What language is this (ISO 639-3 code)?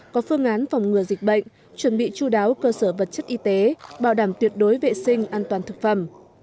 vie